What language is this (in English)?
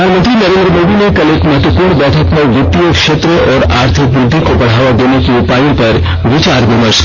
Hindi